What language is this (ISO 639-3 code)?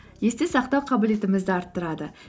kaz